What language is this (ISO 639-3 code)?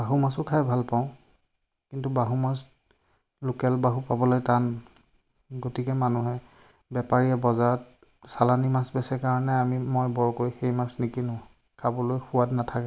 asm